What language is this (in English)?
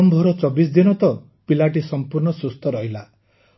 Odia